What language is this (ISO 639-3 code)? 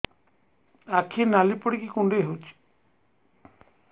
ori